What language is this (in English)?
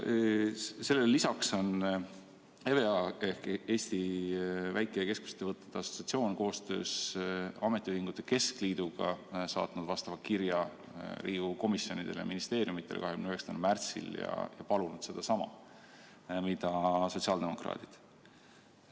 Estonian